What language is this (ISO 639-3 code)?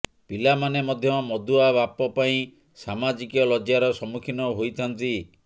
ori